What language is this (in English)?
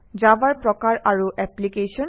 Assamese